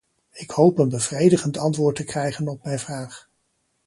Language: Dutch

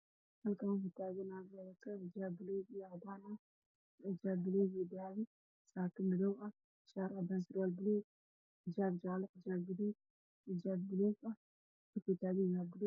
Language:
Somali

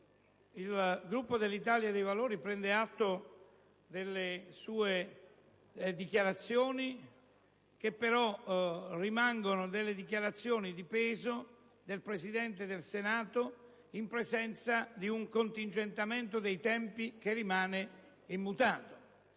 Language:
Italian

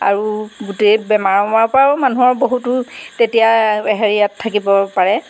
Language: Assamese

